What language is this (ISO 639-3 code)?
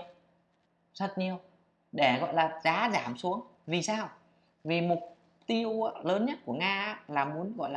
vie